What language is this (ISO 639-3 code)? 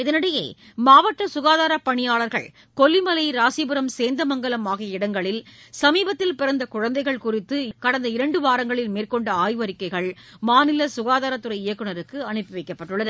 tam